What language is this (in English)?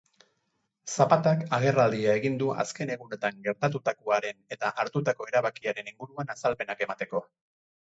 Basque